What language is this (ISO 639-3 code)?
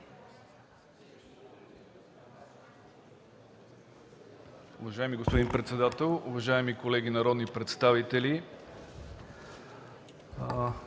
bul